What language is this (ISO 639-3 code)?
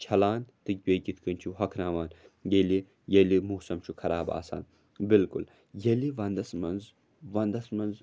kas